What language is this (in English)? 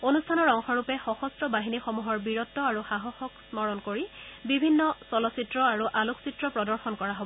Assamese